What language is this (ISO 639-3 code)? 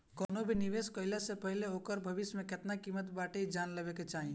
bho